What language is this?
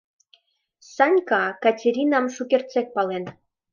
Mari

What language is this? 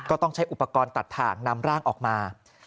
Thai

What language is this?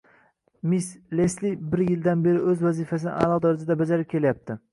Uzbek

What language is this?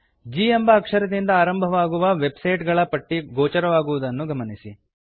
Kannada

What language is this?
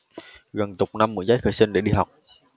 Vietnamese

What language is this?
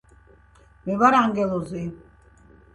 Georgian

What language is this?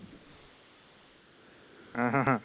Assamese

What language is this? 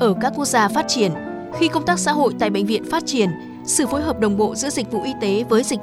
Vietnamese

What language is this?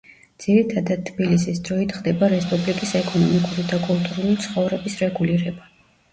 Georgian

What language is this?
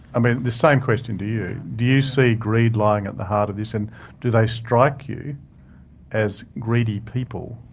English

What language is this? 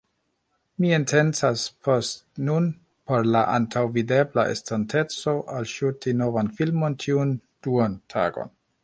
Esperanto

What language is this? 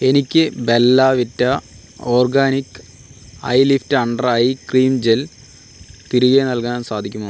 Malayalam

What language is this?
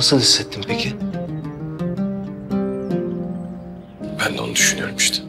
Turkish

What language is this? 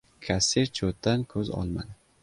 Uzbek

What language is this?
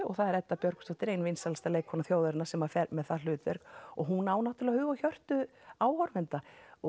Icelandic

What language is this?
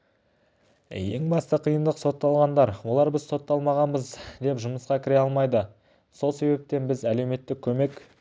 Kazakh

